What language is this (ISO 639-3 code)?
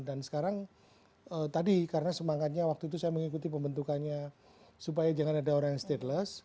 ind